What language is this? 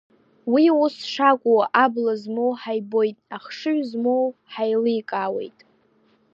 Abkhazian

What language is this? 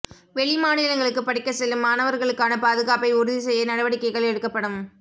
Tamil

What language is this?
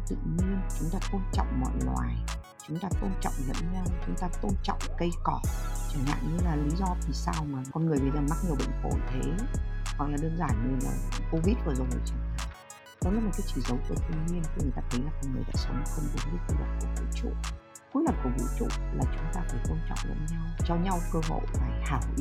Vietnamese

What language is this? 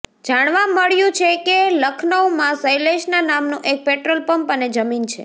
Gujarati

